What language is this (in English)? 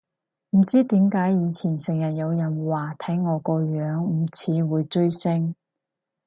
Cantonese